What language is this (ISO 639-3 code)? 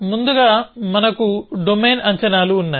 tel